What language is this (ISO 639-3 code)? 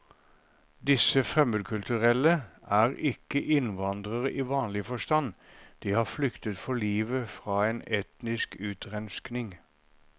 nor